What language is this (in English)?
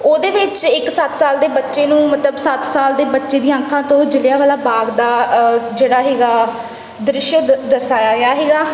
Punjabi